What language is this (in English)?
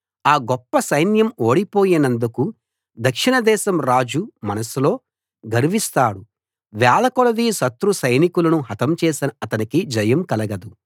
Telugu